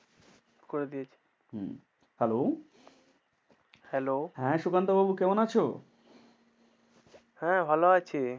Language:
Bangla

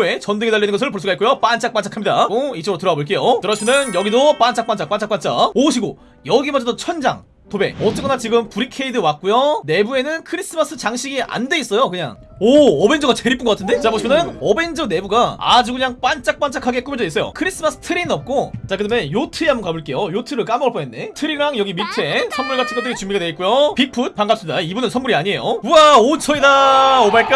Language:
Korean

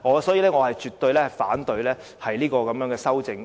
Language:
Cantonese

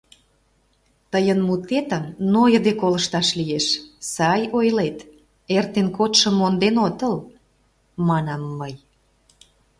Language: Mari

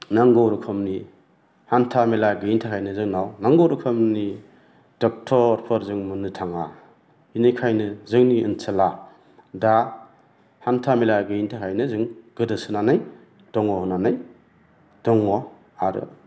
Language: Bodo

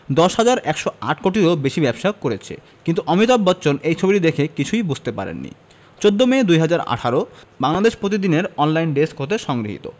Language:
Bangla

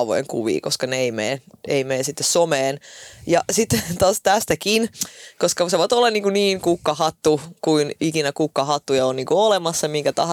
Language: Finnish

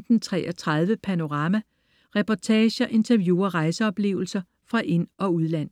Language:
Danish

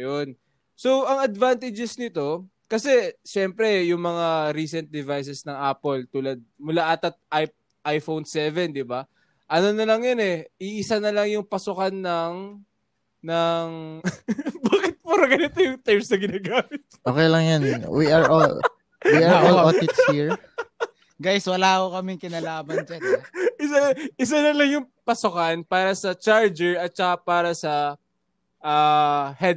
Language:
Filipino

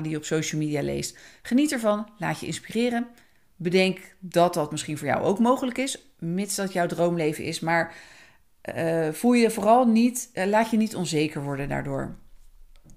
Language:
Dutch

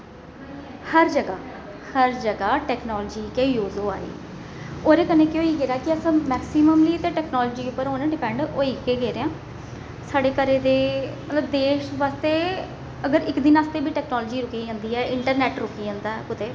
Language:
Dogri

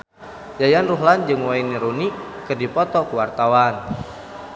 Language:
Sundanese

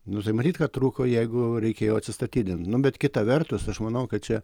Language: Lithuanian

